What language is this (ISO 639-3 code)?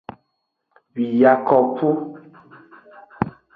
ajg